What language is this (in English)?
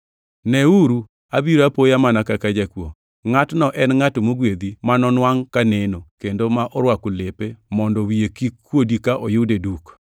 Luo (Kenya and Tanzania)